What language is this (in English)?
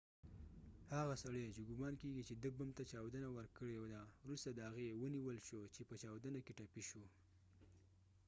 Pashto